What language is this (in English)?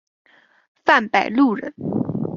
Chinese